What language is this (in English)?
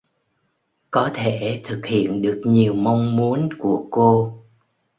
Vietnamese